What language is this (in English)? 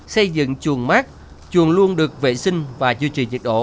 Vietnamese